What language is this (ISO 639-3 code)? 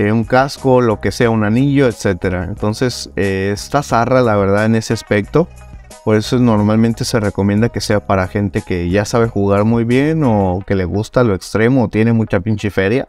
spa